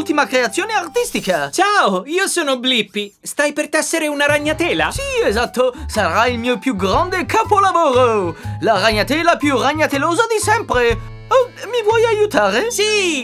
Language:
Italian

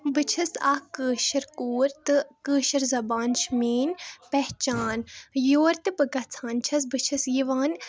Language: Kashmiri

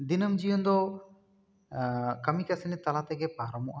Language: Santali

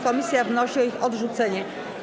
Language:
Polish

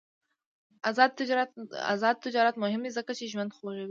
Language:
Pashto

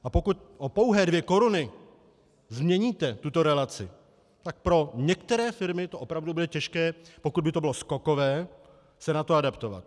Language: Czech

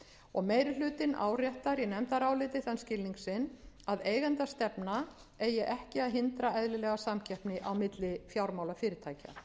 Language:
Icelandic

